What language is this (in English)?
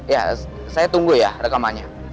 Indonesian